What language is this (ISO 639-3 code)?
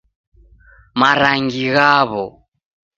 dav